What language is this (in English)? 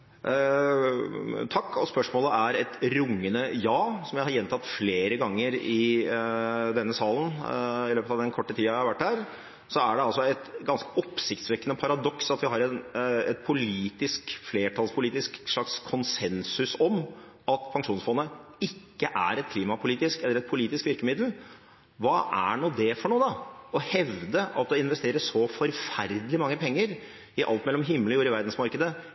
Norwegian Bokmål